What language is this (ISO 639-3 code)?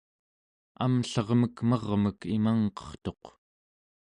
esu